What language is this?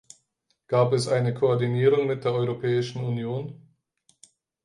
German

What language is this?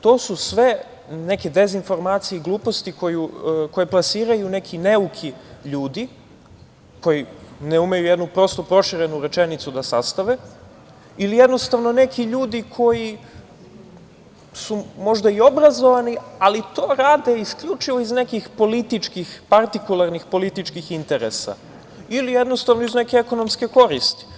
Serbian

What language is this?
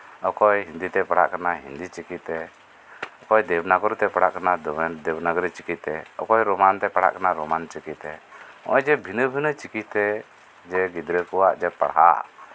Santali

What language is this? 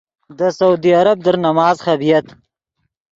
Yidgha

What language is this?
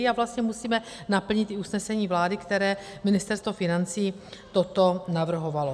Czech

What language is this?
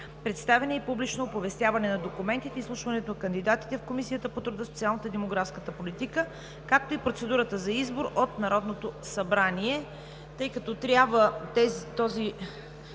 Bulgarian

